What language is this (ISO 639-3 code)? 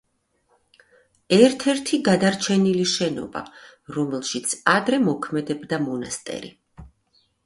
kat